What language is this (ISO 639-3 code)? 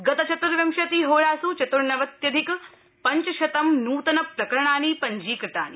san